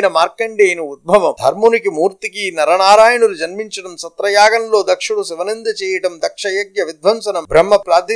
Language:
Telugu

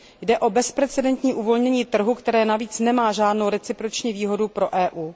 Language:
Czech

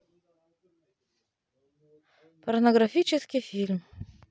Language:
Russian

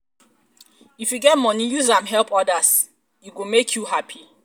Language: Nigerian Pidgin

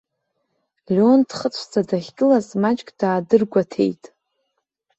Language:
Abkhazian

